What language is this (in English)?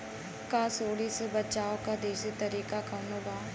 Bhojpuri